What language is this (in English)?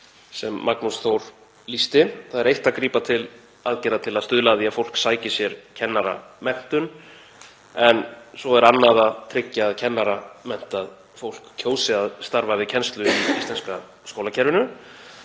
Icelandic